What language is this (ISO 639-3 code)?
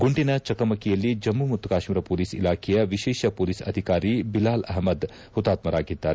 kan